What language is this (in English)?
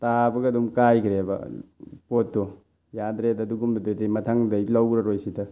Manipuri